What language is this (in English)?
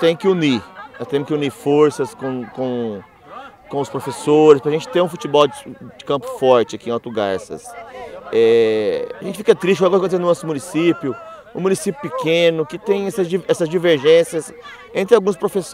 Portuguese